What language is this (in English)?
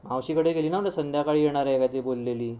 Marathi